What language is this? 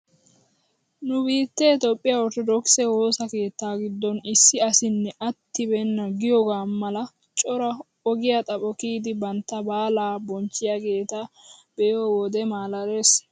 Wolaytta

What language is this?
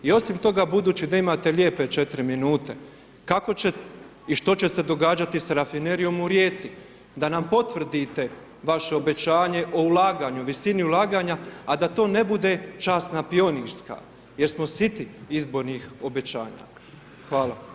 Croatian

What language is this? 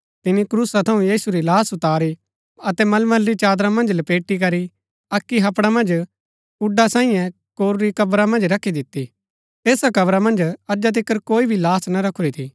Gaddi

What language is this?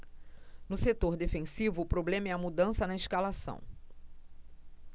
Portuguese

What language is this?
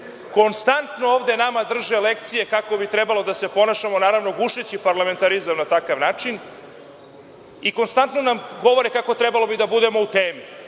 Serbian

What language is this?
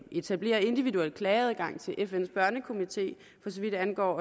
Danish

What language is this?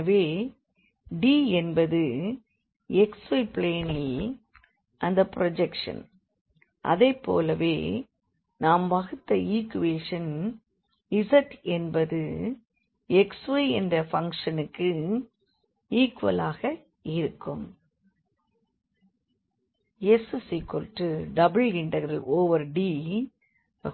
Tamil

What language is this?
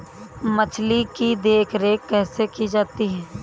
Hindi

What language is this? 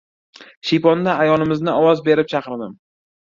Uzbek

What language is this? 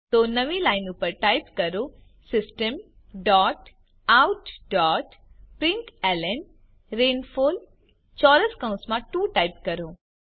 Gujarati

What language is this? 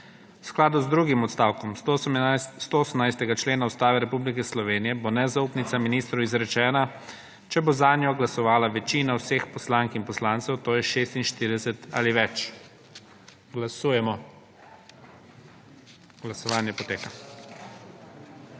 Slovenian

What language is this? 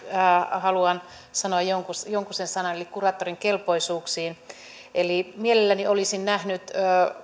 Finnish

